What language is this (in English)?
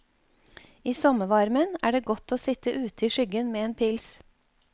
Norwegian